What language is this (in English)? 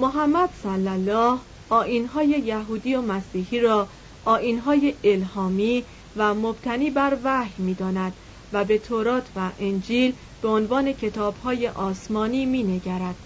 Persian